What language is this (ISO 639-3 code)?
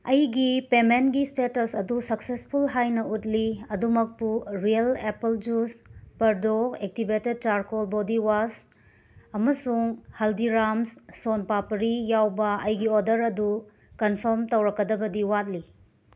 mni